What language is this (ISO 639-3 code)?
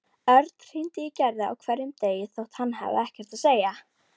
isl